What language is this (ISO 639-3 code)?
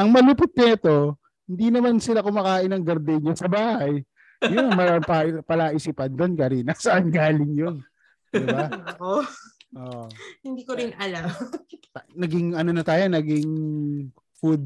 fil